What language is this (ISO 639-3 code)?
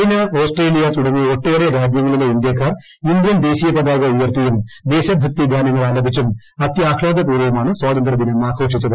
mal